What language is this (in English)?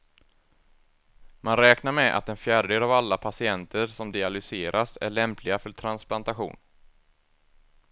Swedish